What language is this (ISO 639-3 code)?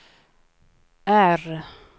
swe